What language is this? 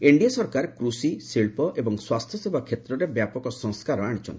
Odia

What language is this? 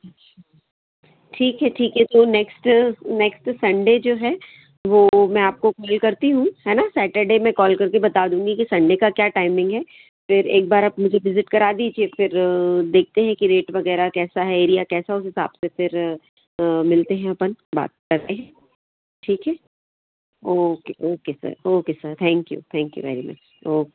Hindi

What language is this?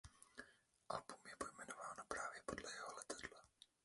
Czech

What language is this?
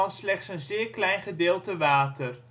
Dutch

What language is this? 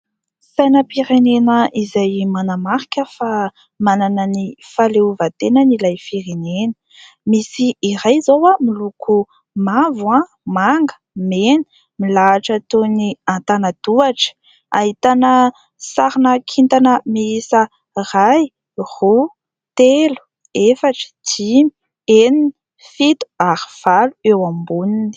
Malagasy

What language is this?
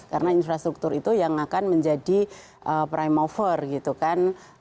Indonesian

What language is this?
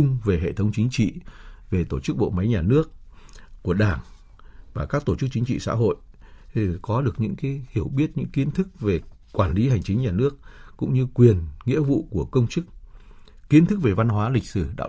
Vietnamese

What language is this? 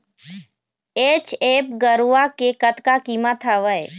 Chhattisgarhi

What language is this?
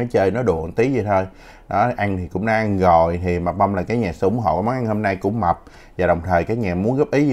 Vietnamese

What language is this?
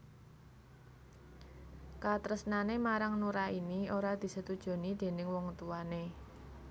Javanese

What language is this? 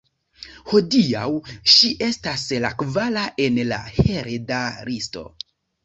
Esperanto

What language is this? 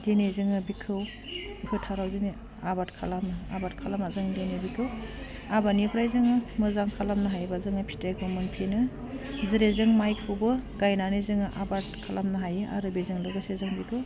Bodo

